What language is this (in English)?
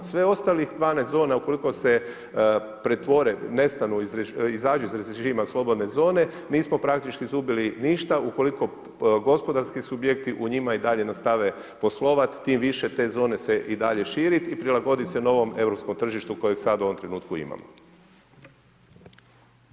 Croatian